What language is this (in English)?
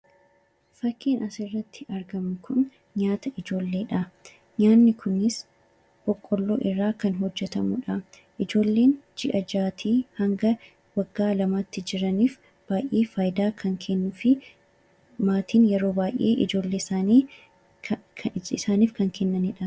Oromo